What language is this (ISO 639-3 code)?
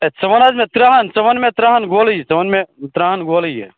kas